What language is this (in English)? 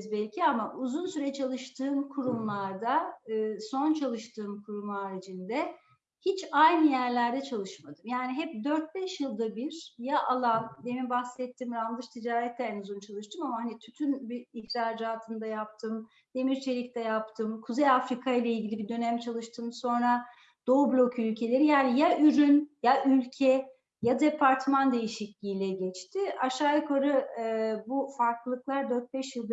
Turkish